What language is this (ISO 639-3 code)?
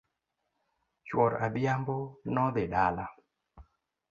luo